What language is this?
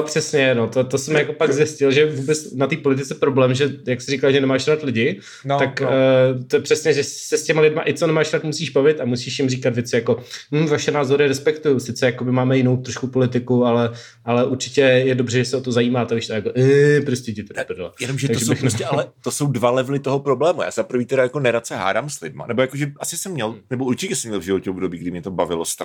Czech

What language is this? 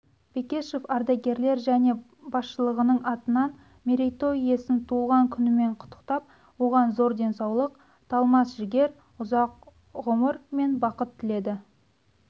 Kazakh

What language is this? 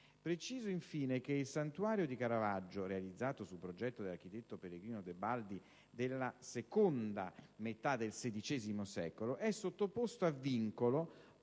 Italian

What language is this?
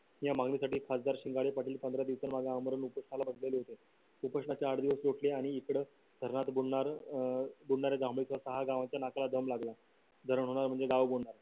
Marathi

